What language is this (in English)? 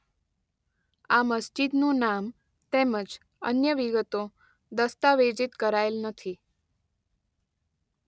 Gujarati